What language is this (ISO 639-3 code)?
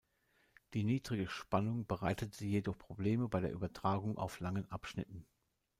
deu